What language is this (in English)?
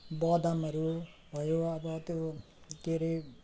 Nepali